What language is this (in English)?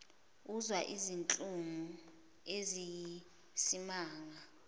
Zulu